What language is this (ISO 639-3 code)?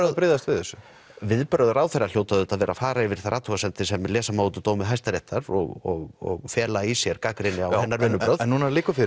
isl